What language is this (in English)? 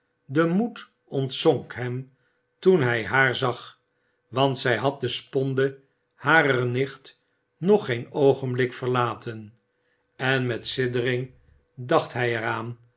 Dutch